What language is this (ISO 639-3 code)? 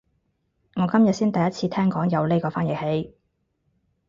yue